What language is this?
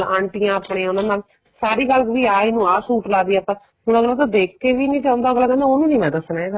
Punjabi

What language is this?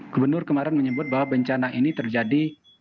Indonesian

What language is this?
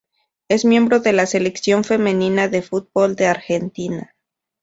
Spanish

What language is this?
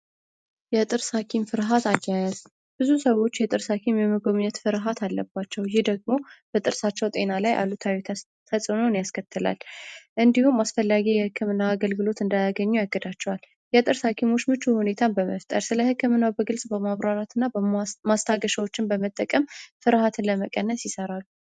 Amharic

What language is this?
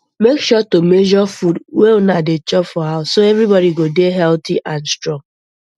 Nigerian Pidgin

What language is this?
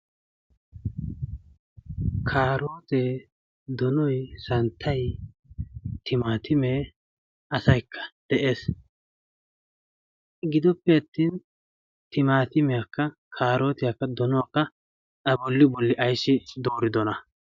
Wolaytta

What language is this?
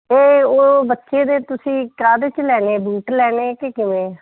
Punjabi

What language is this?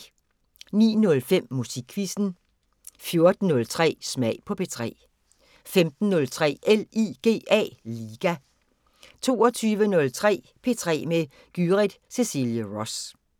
Danish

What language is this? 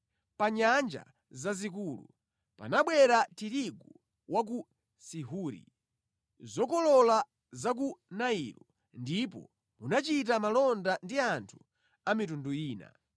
Nyanja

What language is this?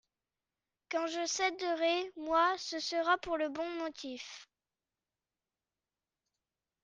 French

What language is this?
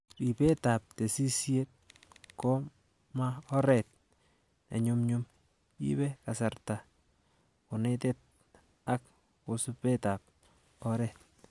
Kalenjin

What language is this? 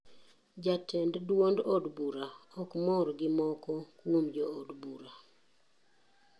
Luo (Kenya and Tanzania)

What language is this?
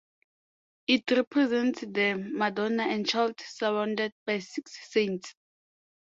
English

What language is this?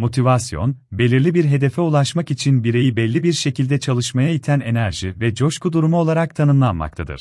Turkish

